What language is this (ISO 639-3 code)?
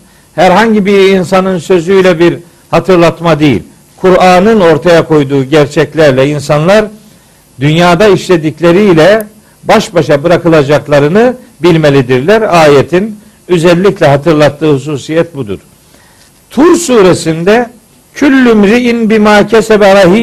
tur